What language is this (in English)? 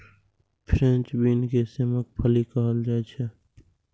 Maithili